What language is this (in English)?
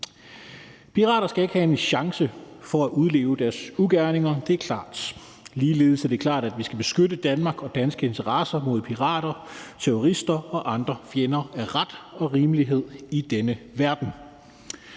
Danish